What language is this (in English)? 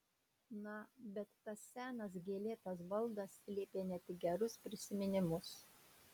Lithuanian